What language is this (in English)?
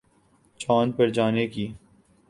Urdu